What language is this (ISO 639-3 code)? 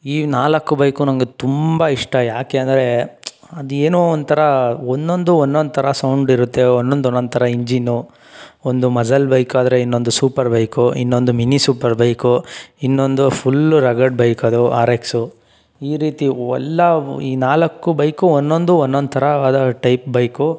kan